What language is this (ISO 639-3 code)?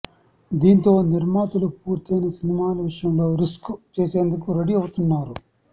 tel